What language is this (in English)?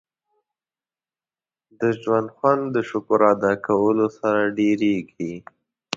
Pashto